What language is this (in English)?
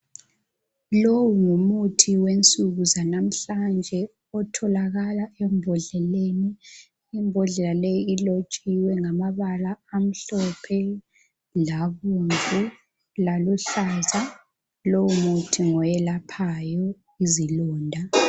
North Ndebele